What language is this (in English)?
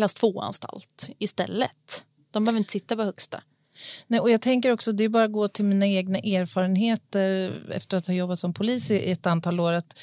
Swedish